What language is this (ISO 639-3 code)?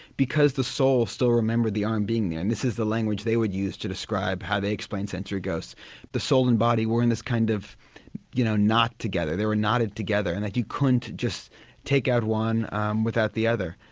eng